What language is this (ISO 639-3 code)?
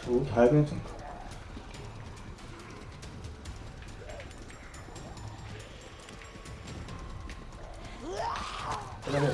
jpn